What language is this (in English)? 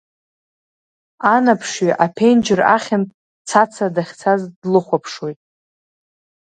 Abkhazian